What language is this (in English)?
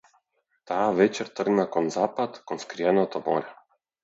Macedonian